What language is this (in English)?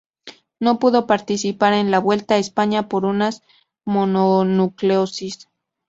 Spanish